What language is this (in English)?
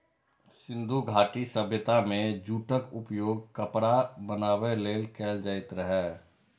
Maithili